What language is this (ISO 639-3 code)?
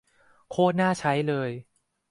tha